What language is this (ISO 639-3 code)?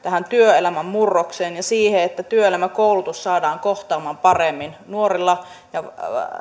fin